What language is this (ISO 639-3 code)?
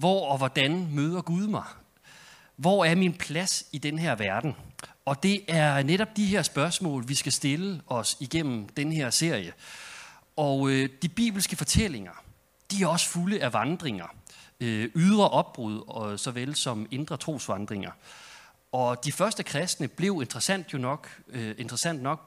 dan